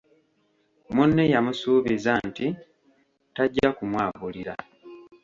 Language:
Ganda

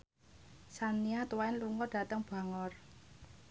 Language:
Javanese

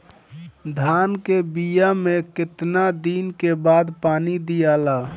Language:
Bhojpuri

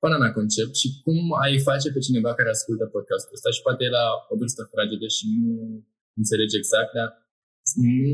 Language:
Romanian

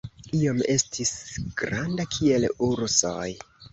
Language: Esperanto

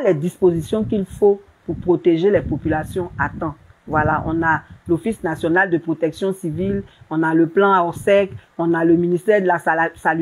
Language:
French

